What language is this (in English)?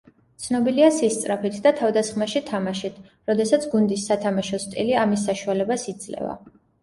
Georgian